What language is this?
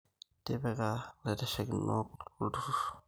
Masai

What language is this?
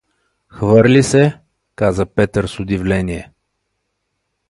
Bulgarian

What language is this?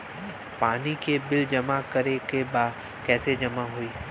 Bhojpuri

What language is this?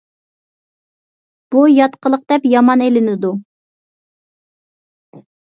Uyghur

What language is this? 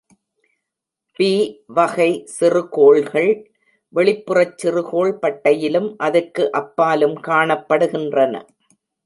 Tamil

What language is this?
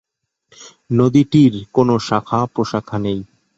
Bangla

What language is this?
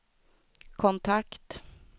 Swedish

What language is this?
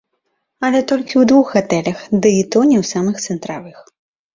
Belarusian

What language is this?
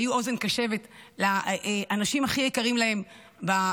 Hebrew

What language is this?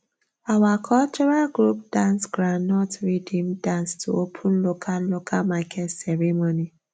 Nigerian Pidgin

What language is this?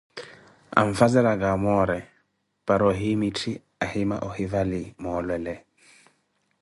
Koti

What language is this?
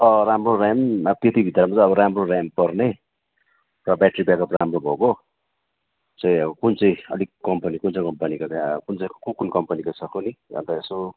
Nepali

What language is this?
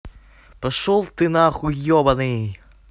Russian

